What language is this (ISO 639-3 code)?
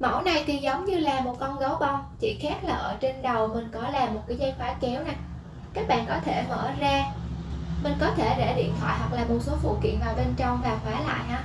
vie